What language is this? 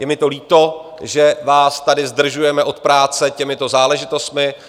Czech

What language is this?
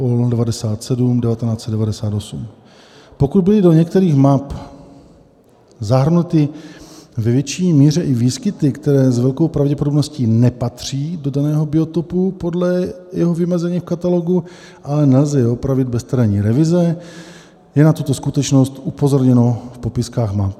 Czech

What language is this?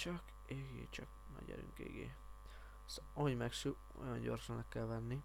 Hungarian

